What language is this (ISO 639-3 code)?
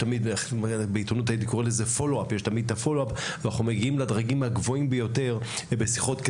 heb